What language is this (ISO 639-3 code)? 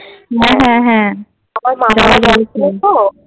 ben